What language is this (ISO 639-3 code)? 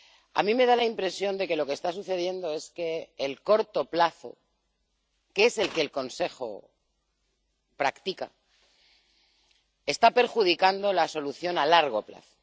spa